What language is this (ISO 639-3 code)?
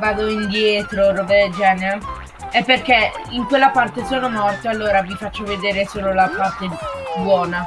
ita